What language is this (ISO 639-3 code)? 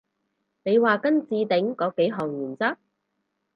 yue